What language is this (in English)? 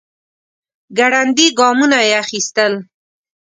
Pashto